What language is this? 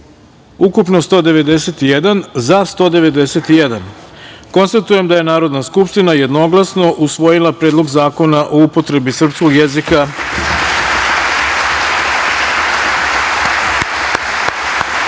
Serbian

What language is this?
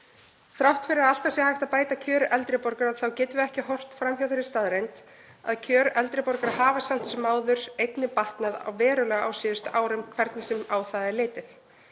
Icelandic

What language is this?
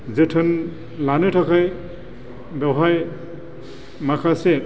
Bodo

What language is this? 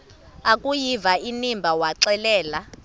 Xhosa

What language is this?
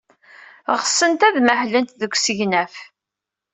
Kabyle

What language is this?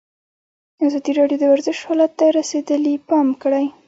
Pashto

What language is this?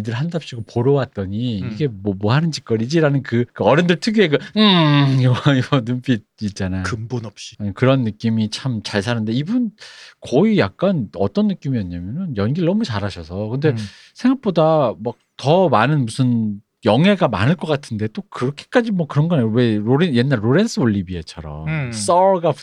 Korean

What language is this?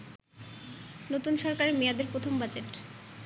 Bangla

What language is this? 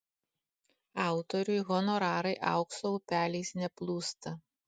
Lithuanian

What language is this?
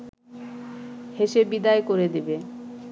Bangla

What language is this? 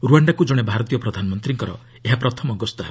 Odia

